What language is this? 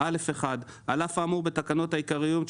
Hebrew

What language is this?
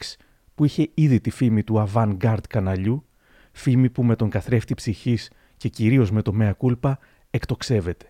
Greek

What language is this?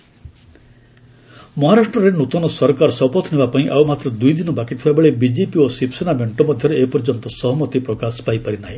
Odia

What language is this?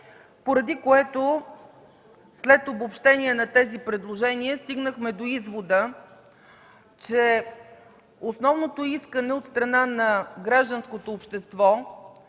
Bulgarian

